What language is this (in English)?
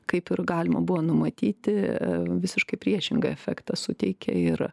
Lithuanian